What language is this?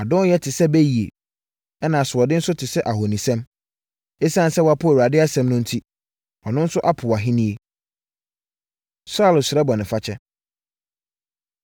Akan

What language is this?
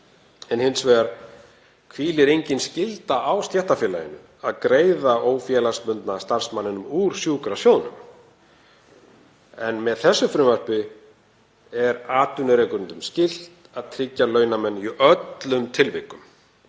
Icelandic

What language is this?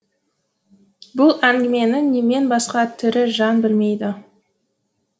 Kazakh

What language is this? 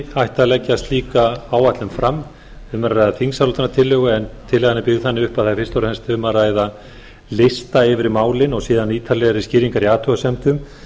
Icelandic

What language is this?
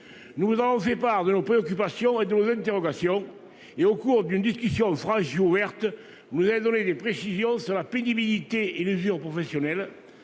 French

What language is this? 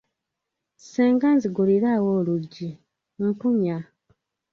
Ganda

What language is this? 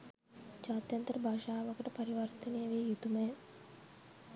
Sinhala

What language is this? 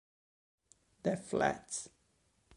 Italian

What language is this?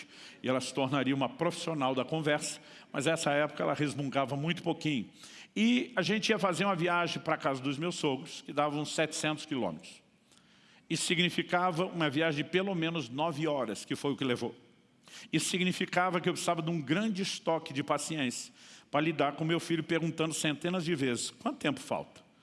Portuguese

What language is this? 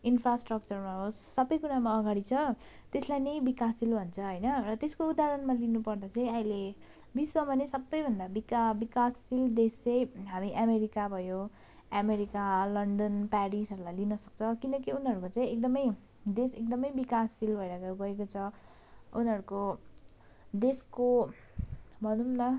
Nepali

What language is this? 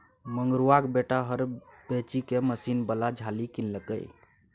Maithili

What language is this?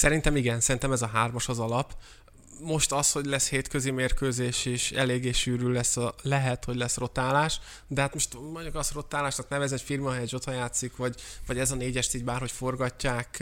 Hungarian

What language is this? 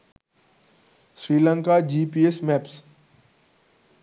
Sinhala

